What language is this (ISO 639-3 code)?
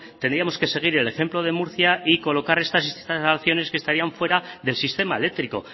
spa